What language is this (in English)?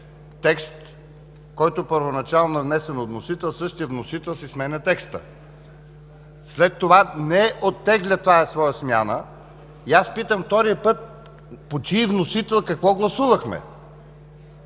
Bulgarian